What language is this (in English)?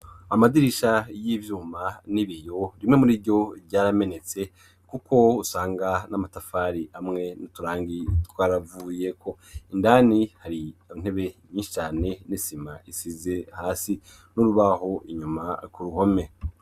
Rundi